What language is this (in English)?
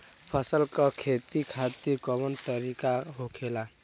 Bhojpuri